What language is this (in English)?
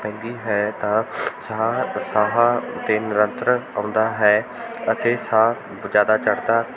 Punjabi